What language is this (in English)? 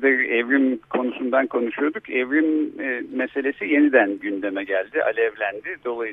Turkish